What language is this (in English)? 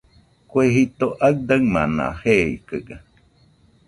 Nüpode Huitoto